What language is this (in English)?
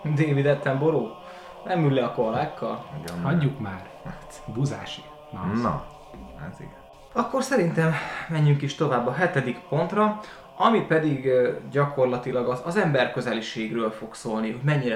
Hungarian